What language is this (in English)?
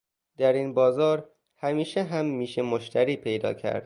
Persian